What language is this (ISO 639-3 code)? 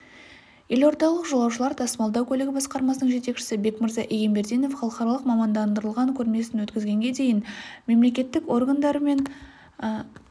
kaz